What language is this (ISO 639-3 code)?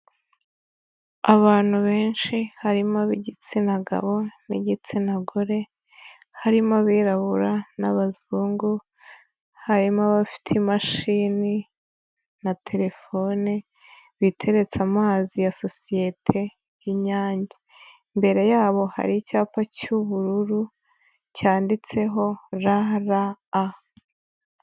kin